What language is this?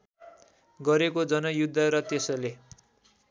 Nepali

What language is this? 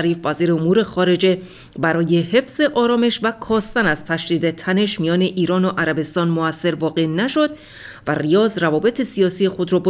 Persian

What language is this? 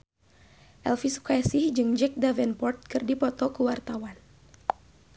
Sundanese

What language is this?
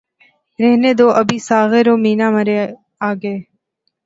Urdu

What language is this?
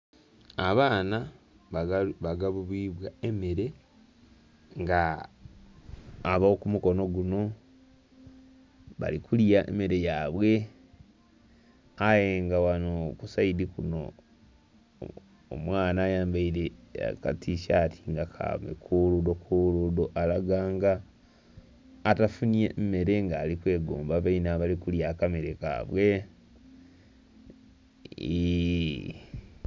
Soga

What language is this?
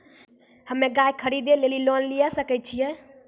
Maithili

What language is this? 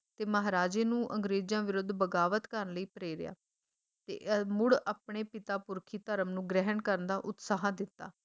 Punjabi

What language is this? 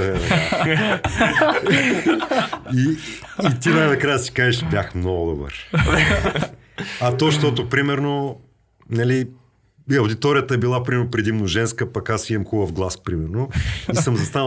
Bulgarian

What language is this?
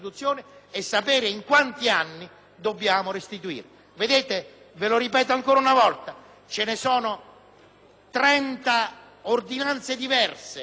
Italian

